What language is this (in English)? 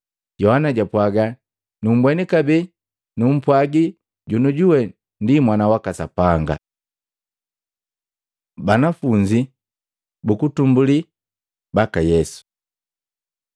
Matengo